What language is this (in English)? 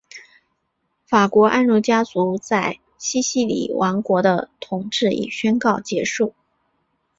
Chinese